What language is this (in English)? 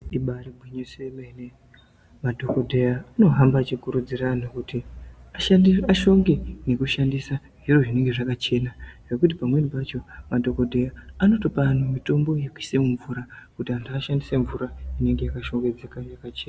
Ndau